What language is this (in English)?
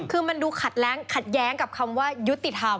Thai